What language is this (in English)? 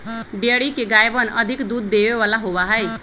Magahi